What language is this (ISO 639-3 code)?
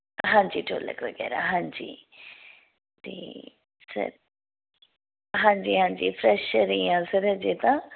pan